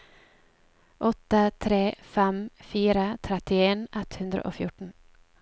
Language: Norwegian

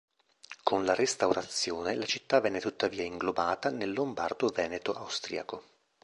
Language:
Italian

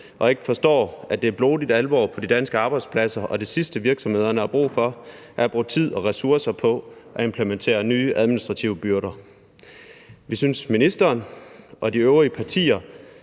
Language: Danish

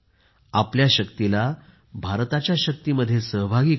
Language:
Marathi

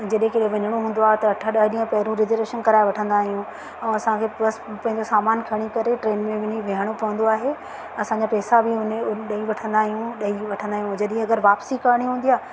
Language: Sindhi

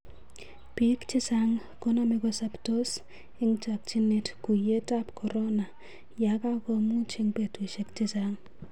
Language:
Kalenjin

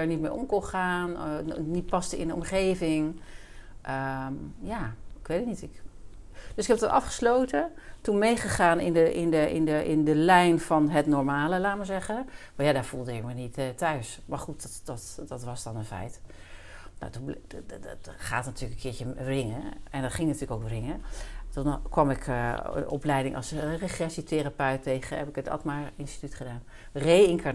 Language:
Dutch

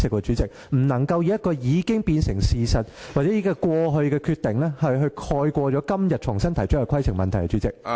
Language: Cantonese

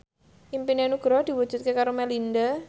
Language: Javanese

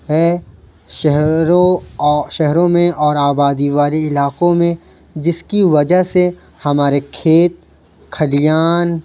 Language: Urdu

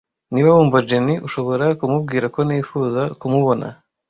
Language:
Kinyarwanda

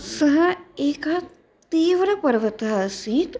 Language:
Sanskrit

